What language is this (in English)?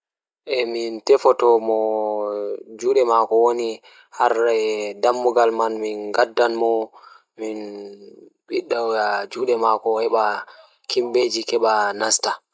Fula